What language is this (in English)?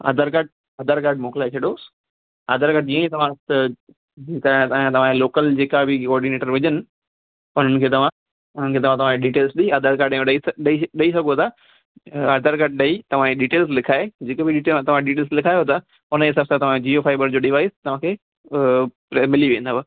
Sindhi